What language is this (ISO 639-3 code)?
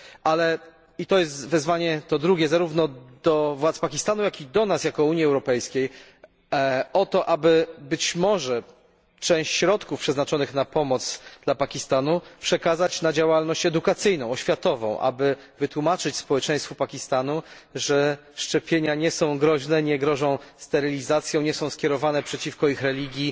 pol